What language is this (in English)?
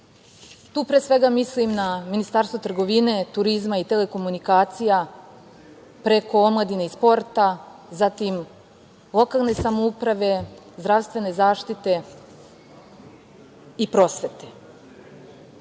Serbian